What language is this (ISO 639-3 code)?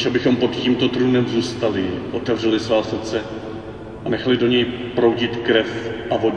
ces